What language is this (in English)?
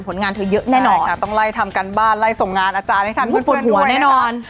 Thai